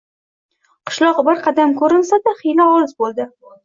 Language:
Uzbek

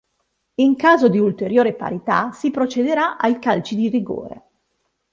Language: Italian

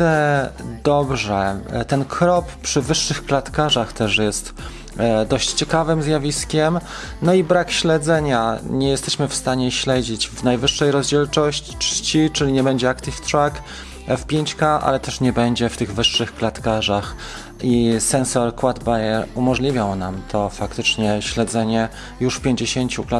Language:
Polish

